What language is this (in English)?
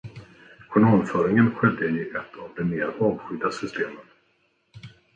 Swedish